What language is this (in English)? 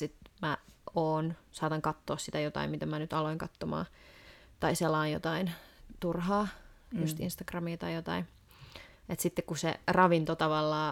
Finnish